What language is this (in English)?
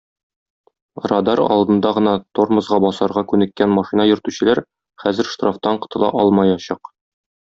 Tatar